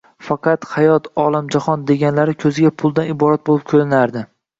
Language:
Uzbek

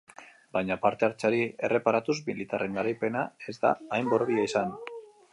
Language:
Basque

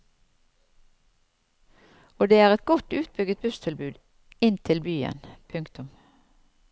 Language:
Norwegian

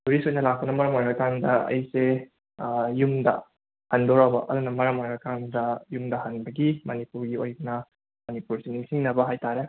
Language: Manipuri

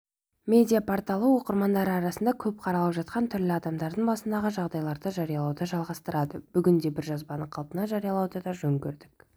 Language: Kazakh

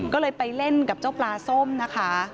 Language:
Thai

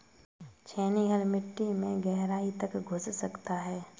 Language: Hindi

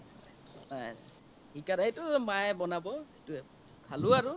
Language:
Assamese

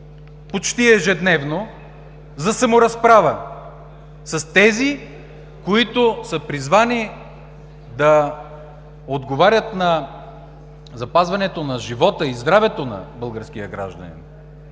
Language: Bulgarian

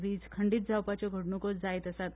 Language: Konkani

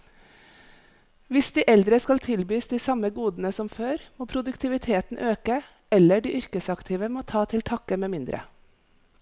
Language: Norwegian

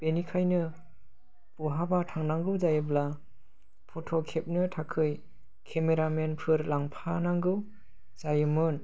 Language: Bodo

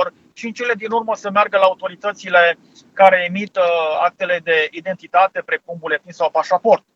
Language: Romanian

